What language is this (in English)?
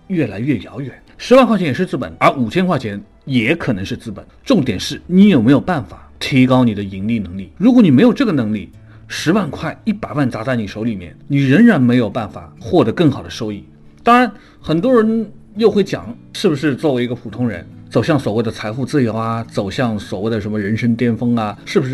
Chinese